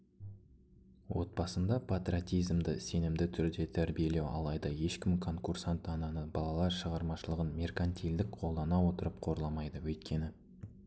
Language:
Kazakh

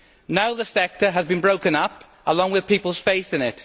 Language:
English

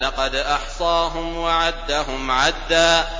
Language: Arabic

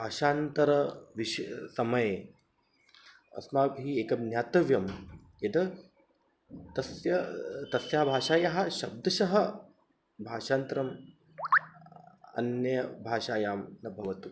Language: Sanskrit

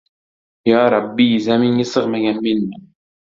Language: Uzbek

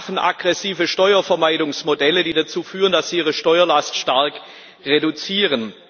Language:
German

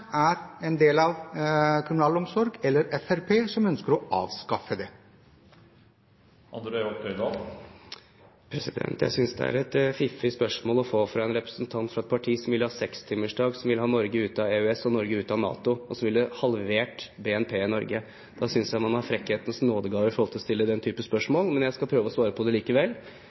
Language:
Norwegian Bokmål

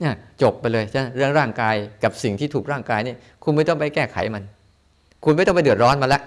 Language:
Thai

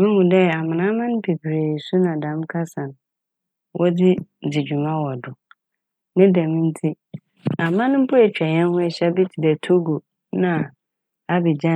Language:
Akan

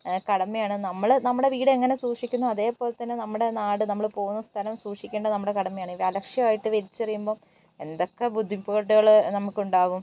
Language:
Malayalam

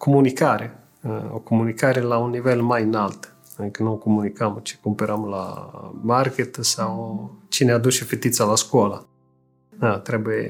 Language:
Romanian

